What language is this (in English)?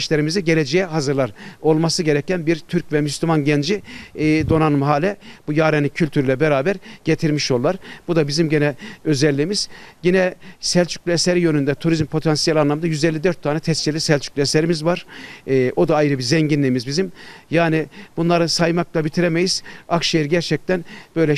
Turkish